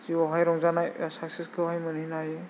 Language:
Bodo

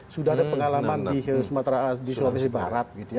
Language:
Indonesian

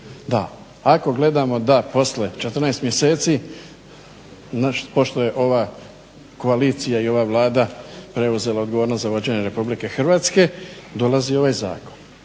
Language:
Croatian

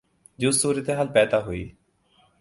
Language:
Urdu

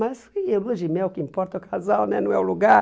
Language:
Portuguese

